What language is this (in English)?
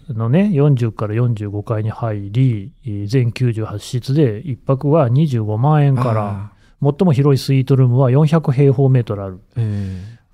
Japanese